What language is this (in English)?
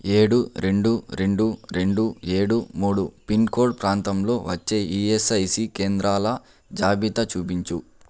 Telugu